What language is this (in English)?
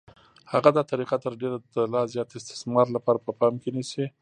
Pashto